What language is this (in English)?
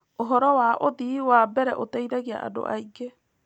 Kikuyu